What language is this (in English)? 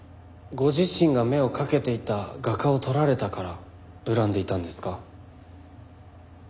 Japanese